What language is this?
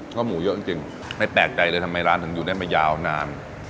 Thai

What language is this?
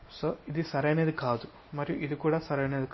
Telugu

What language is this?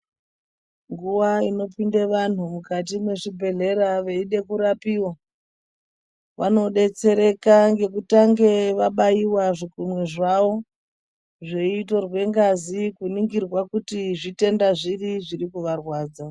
Ndau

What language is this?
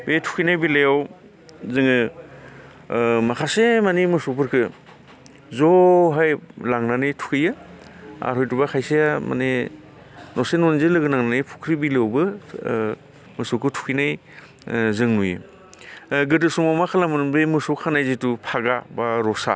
Bodo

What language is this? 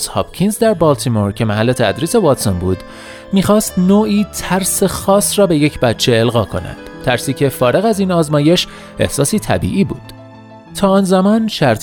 Persian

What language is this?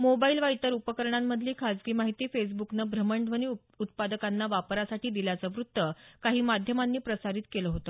Marathi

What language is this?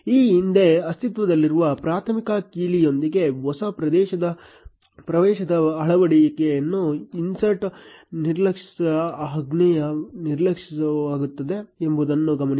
Kannada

